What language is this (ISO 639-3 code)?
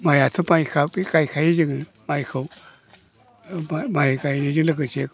brx